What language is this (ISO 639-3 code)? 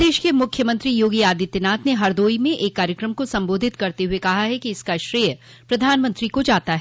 hin